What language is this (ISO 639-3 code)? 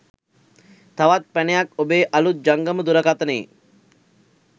sin